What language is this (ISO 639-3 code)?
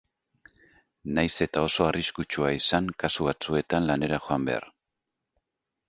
eus